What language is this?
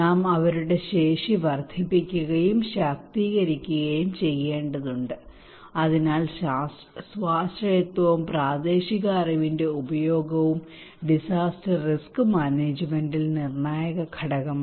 Malayalam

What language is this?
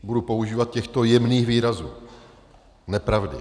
Czech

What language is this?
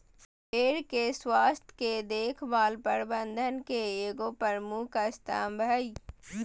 Magahi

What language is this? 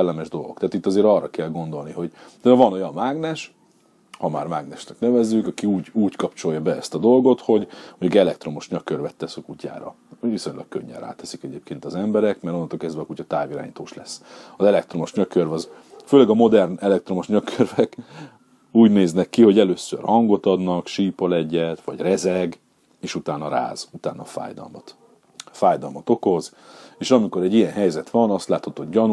Hungarian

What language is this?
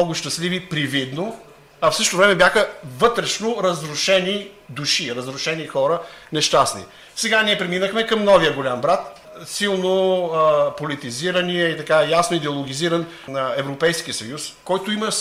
Bulgarian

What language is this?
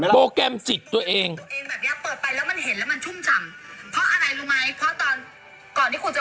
Thai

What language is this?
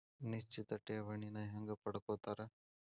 Kannada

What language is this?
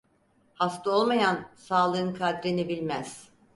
Turkish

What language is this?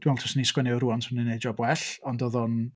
Welsh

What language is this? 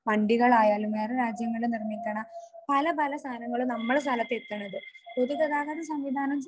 Malayalam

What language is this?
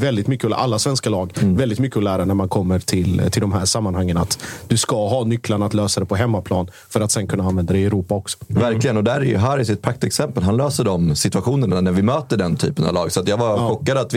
Swedish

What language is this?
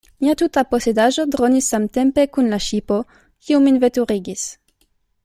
Esperanto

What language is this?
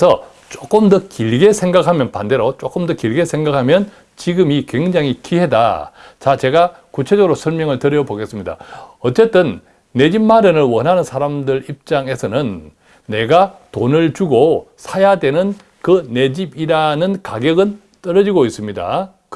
Korean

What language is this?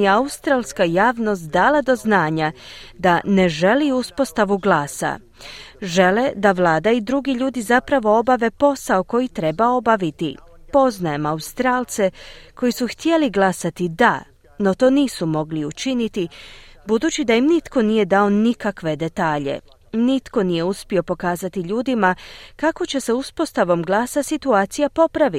Croatian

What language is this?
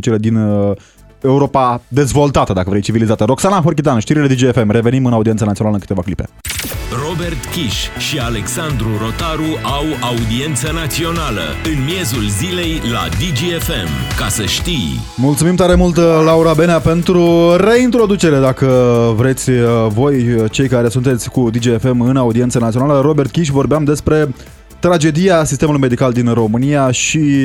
Romanian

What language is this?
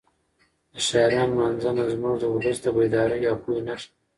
Pashto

